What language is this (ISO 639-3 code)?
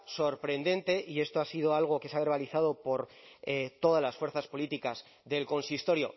spa